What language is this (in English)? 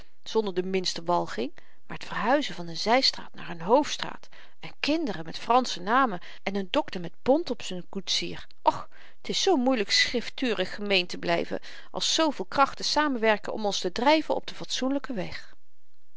Dutch